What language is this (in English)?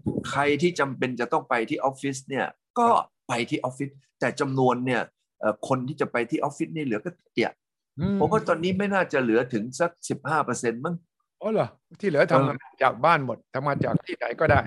Thai